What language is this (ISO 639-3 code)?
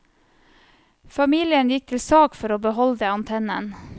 nor